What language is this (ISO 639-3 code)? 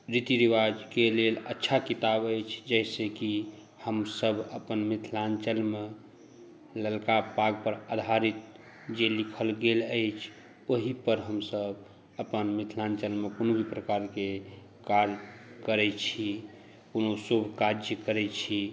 mai